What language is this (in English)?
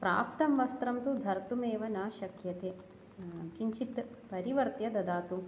Sanskrit